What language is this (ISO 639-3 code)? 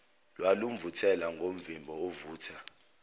zul